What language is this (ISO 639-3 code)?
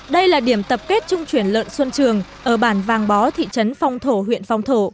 vie